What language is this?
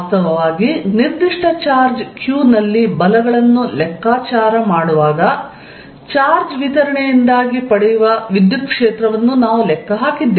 Kannada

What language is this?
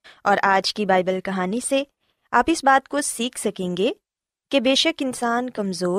Urdu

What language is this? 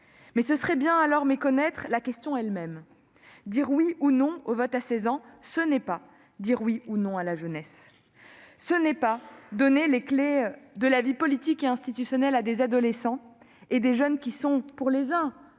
French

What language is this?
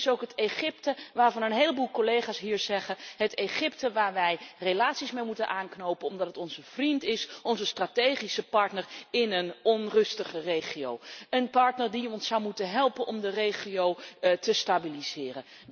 Dutch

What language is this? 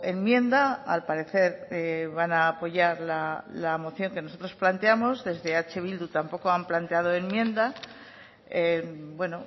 Spanish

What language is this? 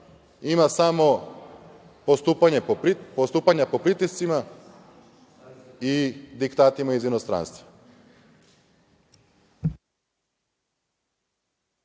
Serbian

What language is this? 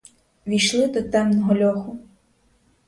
Ukrainian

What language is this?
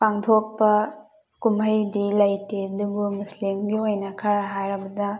Manipuri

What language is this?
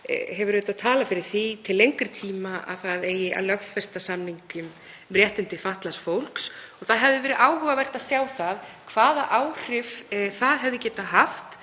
Icelandic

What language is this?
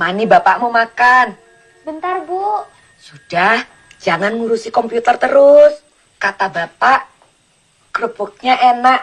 Indonesian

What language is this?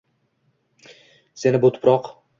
Uzbek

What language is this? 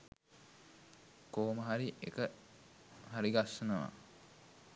Sinhala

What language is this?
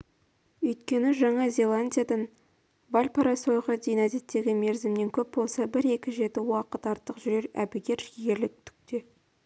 Kazakh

